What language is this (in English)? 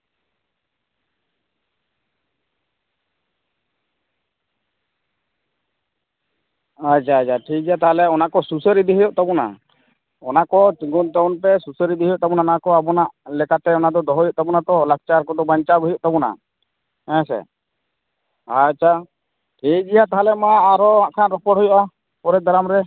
Santali